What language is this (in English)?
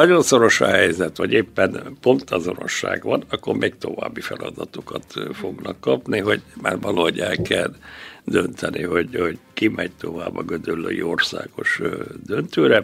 Hungarian